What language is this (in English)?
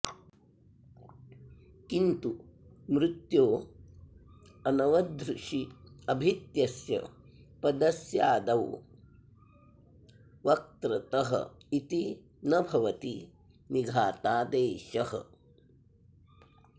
Sanskrit